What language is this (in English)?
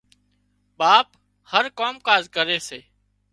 Wadiyara Koli